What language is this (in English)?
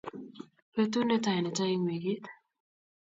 Kalenjin